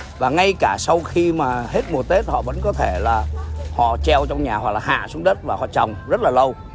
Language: Vietnamese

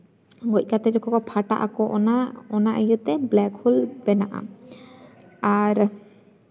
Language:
Santali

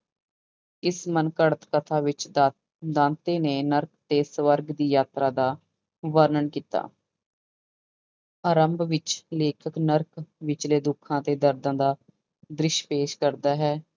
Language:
Punjabi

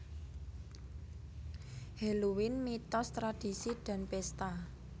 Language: Javanese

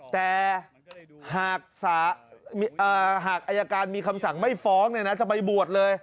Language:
Thai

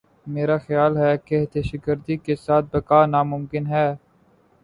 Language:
Urdu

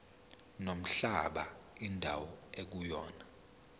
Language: Zulu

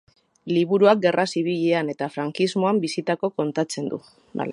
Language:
Basque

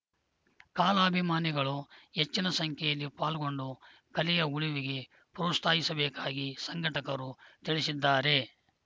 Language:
Kannada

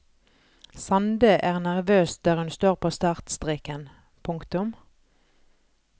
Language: Norwegian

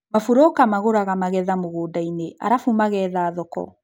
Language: Kikuyu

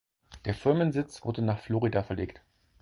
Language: German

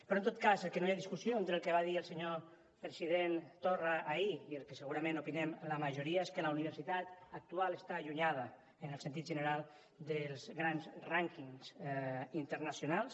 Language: Catalan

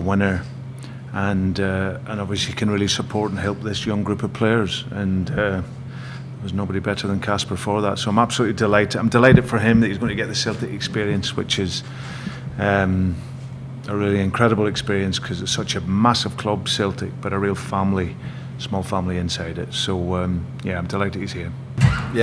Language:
English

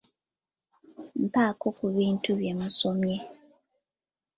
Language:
Ganda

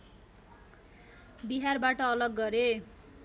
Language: Nepali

